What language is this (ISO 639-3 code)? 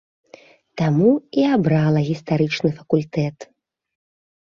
bel